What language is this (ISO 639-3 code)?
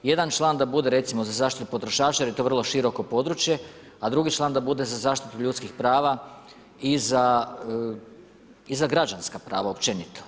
hrv